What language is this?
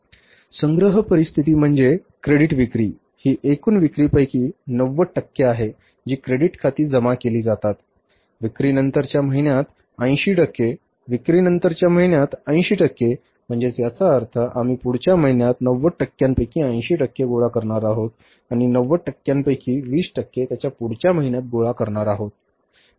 Marathi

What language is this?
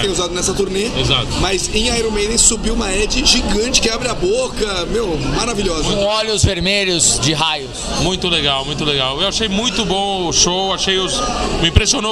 Portuguese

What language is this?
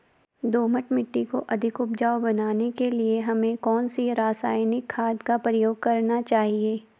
Hindi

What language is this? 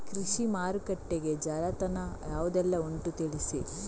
Kannada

